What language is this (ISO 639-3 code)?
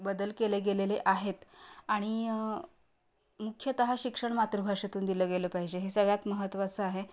mar